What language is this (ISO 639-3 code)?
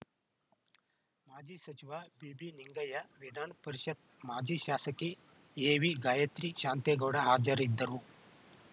kan